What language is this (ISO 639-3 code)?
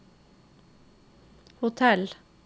nor